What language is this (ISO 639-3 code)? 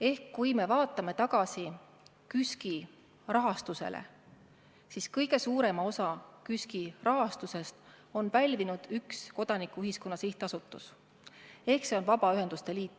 est